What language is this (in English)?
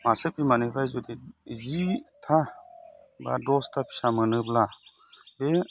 Bodo